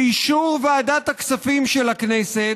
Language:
Hebrew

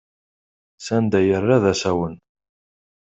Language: Kabyle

